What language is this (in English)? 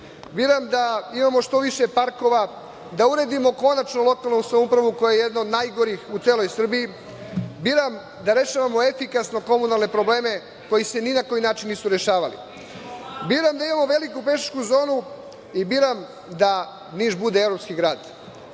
Serbian